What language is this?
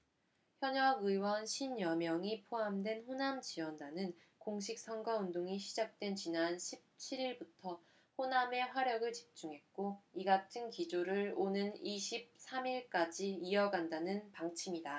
Korean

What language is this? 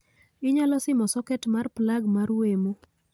Luo (Kenya and Tanzania)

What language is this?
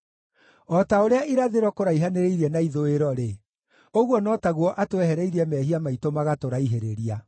Kikuyu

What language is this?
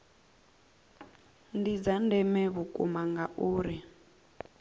Venda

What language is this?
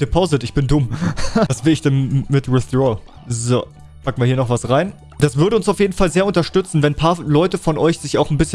German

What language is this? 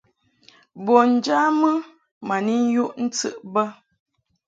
Mungaka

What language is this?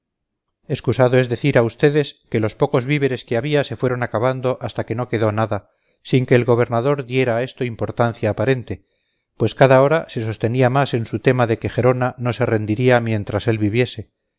Spanish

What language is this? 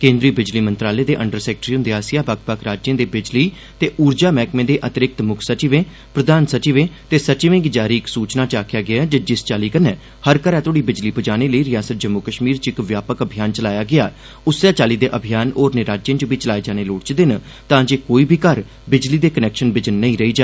Dogri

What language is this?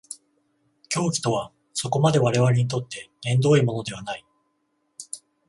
Japanese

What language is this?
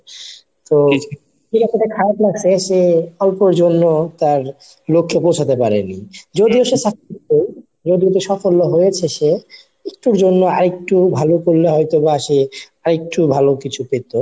Bangla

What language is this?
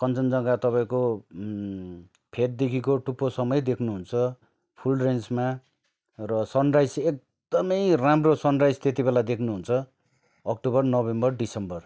Nepali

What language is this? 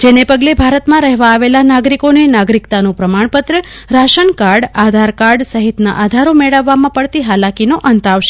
Gujarati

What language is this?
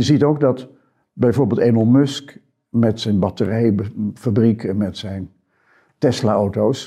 Dutch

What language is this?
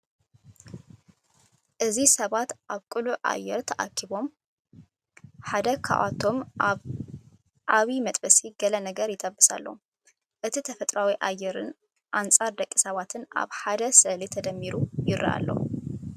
Tigrinya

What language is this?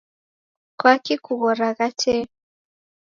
Taita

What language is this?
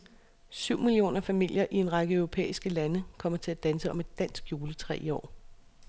Danish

